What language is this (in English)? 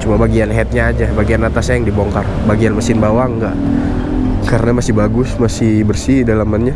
Indonesian